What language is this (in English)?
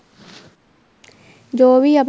Punjabi